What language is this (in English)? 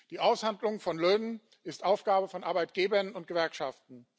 German